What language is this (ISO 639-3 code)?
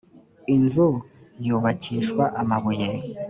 kin